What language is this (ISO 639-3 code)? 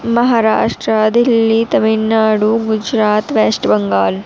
urd